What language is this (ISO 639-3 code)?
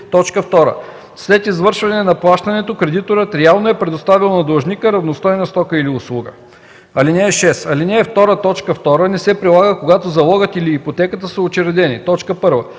bul